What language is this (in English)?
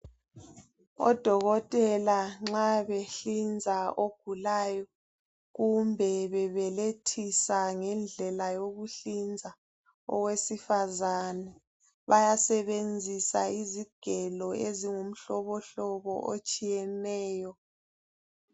North Ndebele